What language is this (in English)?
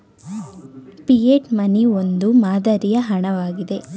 Kannada